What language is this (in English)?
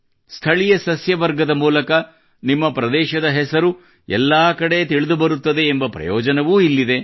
Kannada